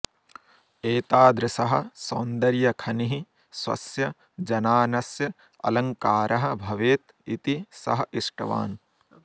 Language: Sanskrit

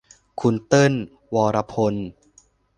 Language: Thai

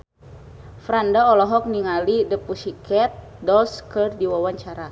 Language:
Sundanese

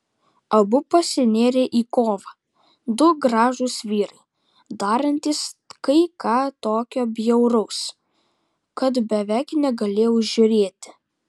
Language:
Lithuanian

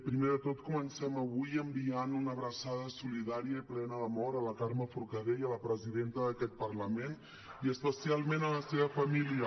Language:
Catalan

